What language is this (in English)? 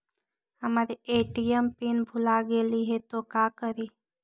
Magahi